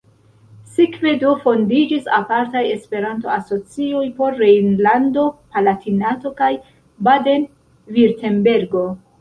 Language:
Esperanto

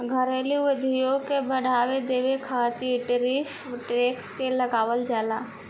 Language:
Bhojpuri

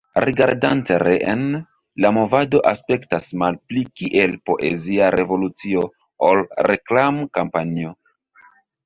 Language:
Esperanto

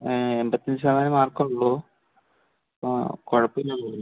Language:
Malayalam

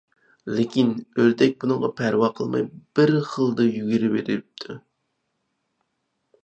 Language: Uyghur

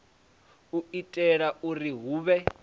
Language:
Venda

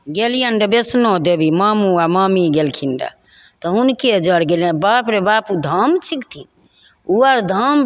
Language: Maithili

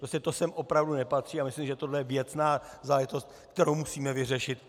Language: Czech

